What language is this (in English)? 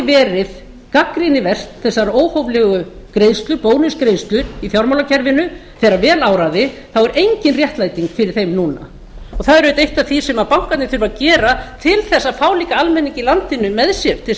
Icelandic